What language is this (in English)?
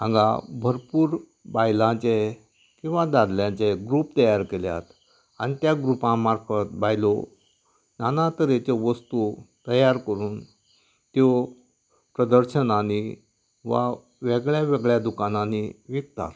Konkani